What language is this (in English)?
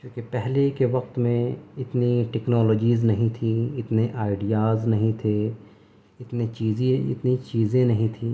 Urdu